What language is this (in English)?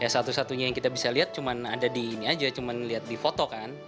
Indonesian